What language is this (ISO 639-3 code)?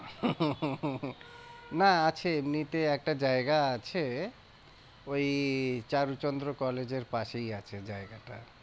ben